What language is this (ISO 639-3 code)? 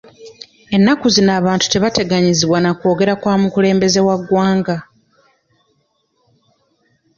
lug